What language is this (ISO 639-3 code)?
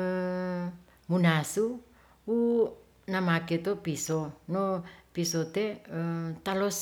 rth